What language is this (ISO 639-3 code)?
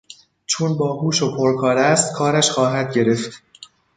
fas